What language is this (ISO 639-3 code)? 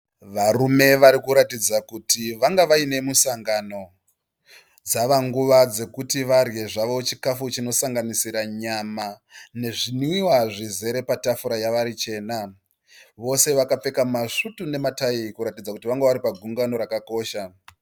sna